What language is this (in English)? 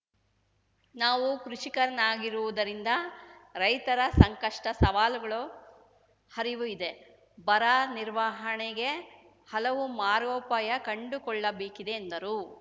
Kannada